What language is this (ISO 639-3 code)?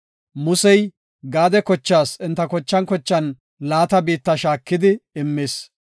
gof